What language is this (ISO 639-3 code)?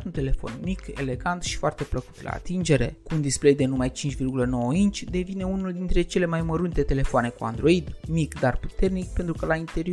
ron